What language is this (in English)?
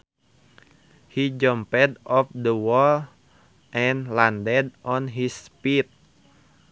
Sundanese